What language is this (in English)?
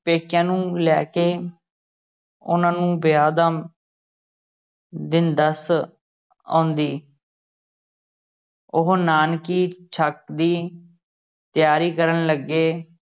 Punjabi